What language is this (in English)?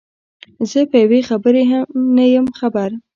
Pashto